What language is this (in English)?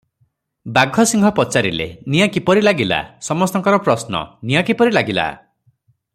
Odia